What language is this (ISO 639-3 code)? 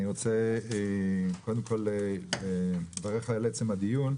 heb